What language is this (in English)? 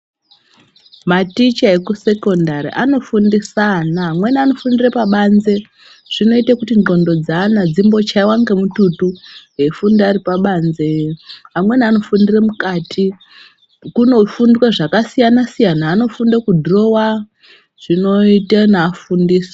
Ndau